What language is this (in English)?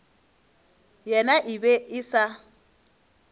Northern Sotho